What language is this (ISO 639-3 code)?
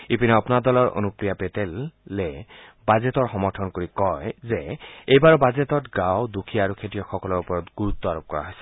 asm